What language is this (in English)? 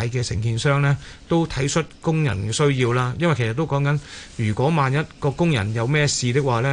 Chinese